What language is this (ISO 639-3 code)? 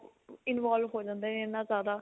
pan